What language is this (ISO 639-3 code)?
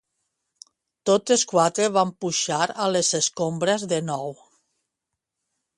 cat